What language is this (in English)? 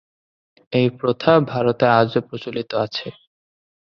Bangla